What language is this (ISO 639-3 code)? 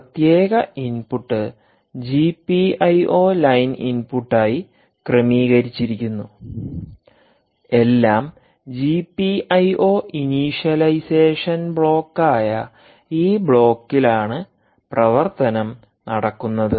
mal